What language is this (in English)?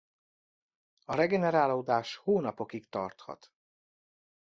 Hungarian